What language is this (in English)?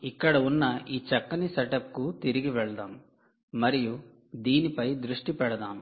Telugu